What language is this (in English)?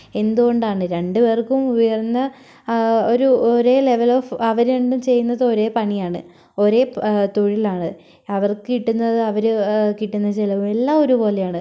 Malayalam